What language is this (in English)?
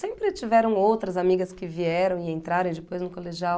Portuguese